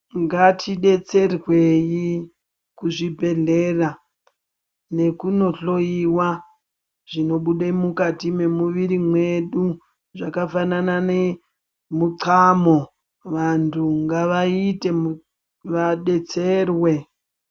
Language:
Ndau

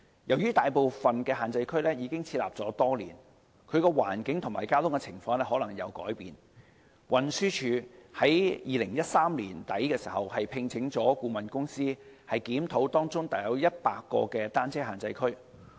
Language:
Cantonese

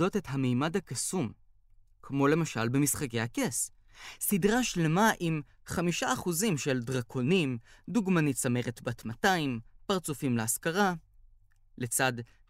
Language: Hebrew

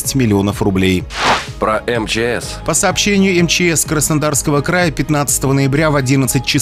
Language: Russian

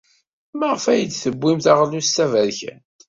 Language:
Kabyle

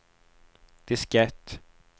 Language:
Swedish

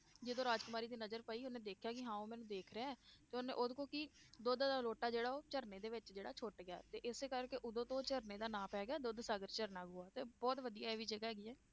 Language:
Punjabi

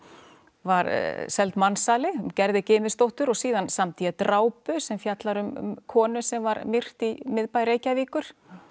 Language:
Icelandic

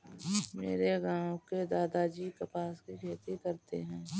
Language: Hindi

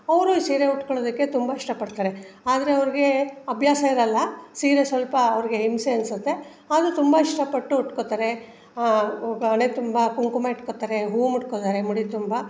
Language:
Kannada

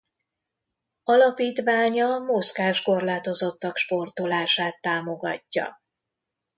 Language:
Hungarian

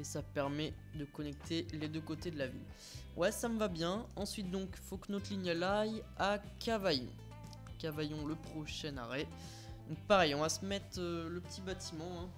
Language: French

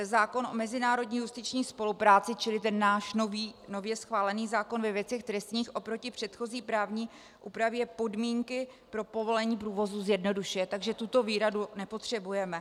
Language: Czech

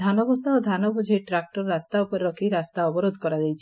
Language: Odia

